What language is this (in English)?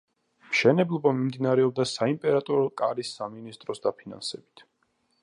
Georgian